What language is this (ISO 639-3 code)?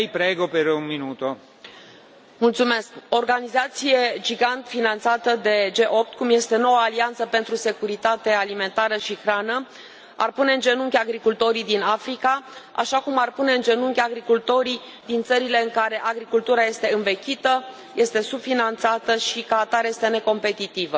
ron